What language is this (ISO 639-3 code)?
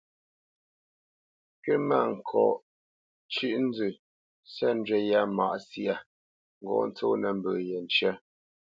bce